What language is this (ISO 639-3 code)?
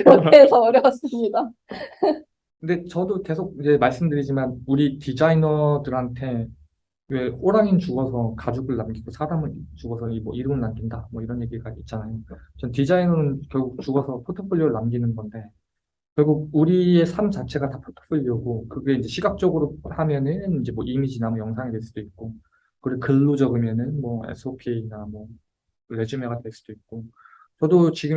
kor